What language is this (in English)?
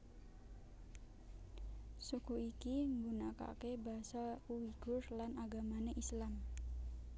Javanese